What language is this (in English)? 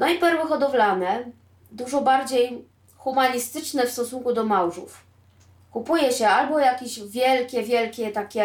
Polish